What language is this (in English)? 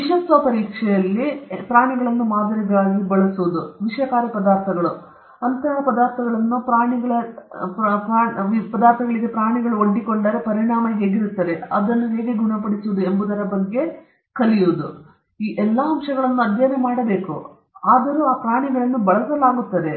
Kannada